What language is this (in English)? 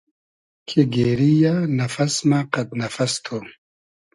Hazaragi